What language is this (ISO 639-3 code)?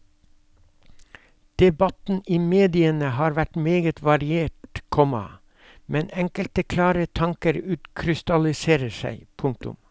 nor